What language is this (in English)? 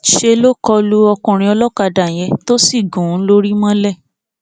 Yoruba